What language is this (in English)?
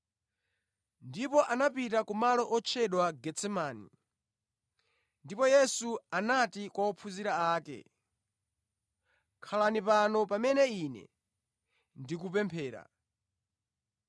Nyanja